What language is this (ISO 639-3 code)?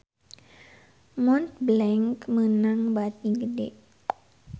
sun